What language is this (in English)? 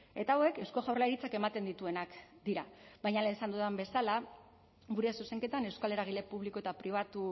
Basque